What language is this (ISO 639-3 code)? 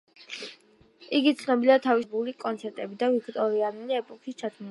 kat